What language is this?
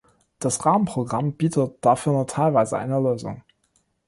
German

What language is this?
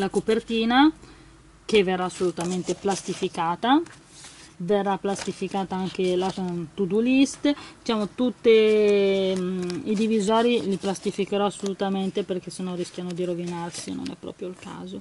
Italian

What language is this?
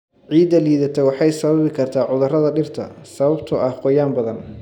Somali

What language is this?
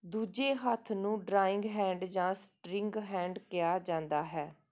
Punjabi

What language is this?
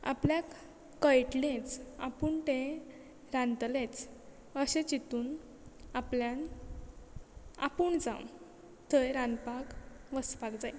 Konkani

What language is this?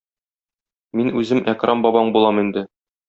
Tatar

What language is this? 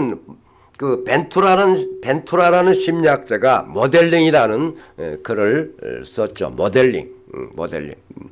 Korean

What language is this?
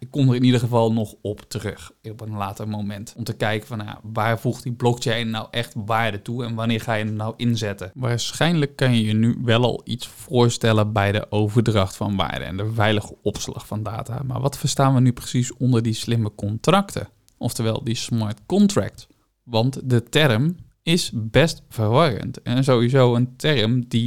Dutch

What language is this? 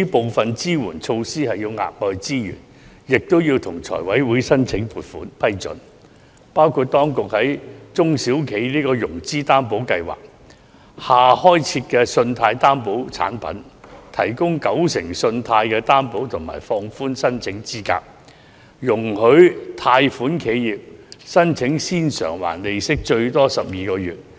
Cantonese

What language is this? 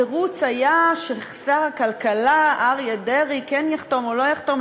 Hebrew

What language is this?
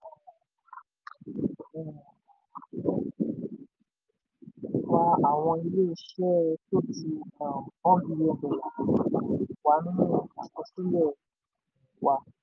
Yoruba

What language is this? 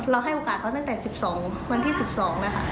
Thai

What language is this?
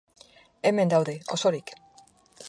Basque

